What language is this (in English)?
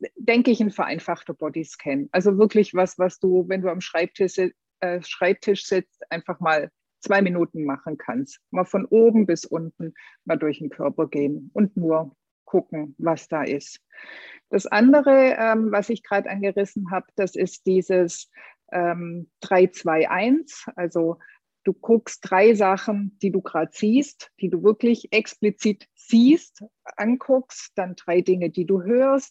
German